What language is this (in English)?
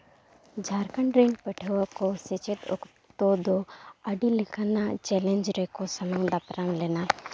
Santali